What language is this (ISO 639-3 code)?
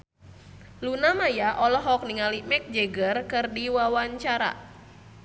sun